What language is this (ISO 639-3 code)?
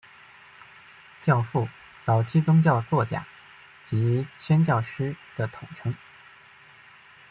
zho